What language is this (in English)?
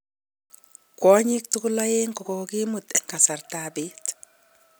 Kalenjin